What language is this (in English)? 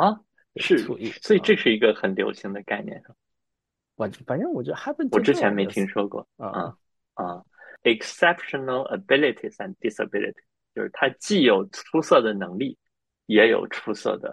Chinese